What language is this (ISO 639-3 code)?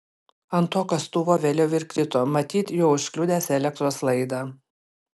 lit